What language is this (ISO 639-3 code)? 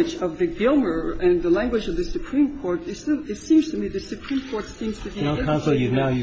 eng